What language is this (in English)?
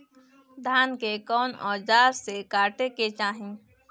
Bhojpuri